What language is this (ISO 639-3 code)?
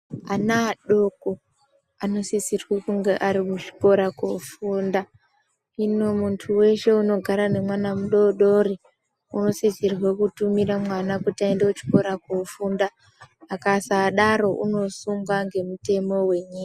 ndc